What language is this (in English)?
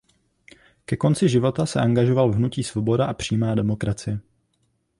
Czech